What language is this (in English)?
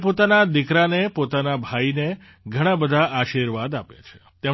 Gujarati